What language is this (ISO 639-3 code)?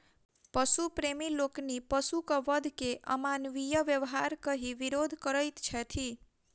mai